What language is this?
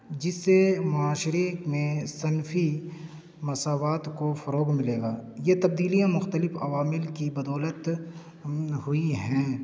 Urdu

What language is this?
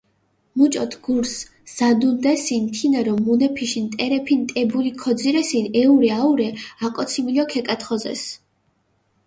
Mingrelian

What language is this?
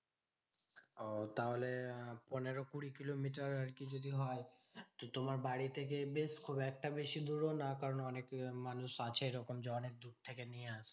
Bangla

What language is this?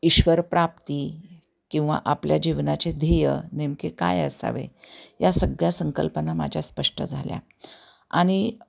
Marathi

